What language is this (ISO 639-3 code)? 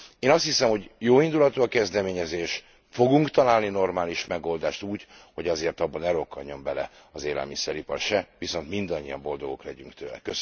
hun